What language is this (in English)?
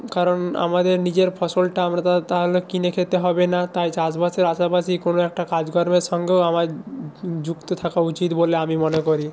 Bangla